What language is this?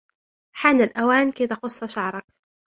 Arabic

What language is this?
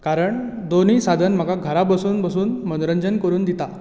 Konkani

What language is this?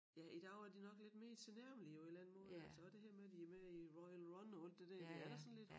Danish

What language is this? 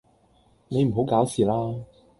Cantonese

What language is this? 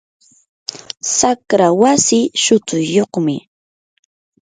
Yanahuanca Pasco Quechua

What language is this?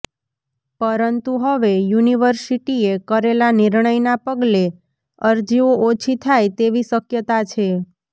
Gujarati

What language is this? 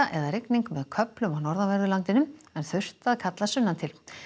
Icelandic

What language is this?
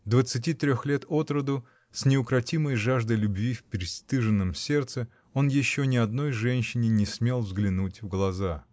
Russian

